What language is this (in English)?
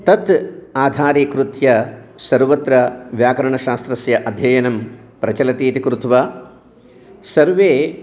Sanskrit